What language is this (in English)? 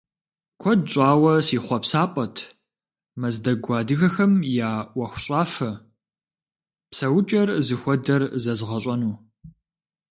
Kabardian